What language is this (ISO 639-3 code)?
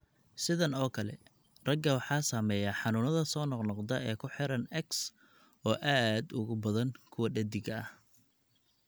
som